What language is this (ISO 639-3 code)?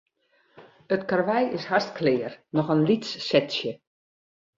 fry